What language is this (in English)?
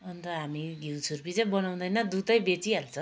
Nepali